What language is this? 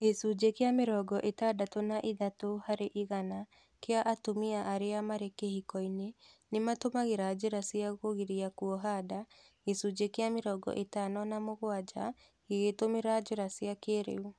Kikuyu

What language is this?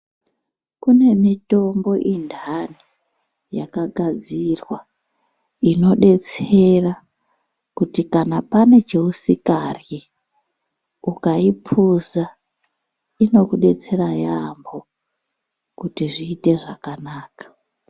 Ndau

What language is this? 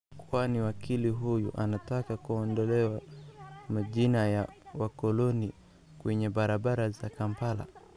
Somali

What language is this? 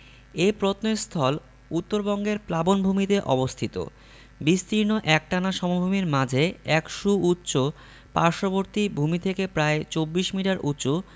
Bangla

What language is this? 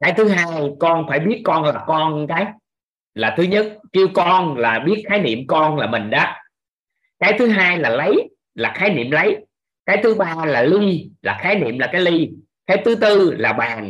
Vietnamese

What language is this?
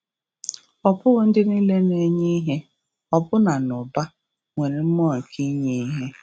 Igbo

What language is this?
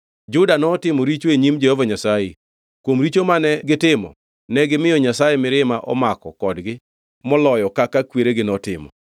Luo (Kenya and Tanzania)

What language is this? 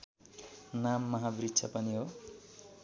Nepali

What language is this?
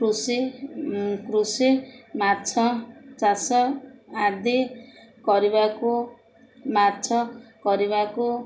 Odia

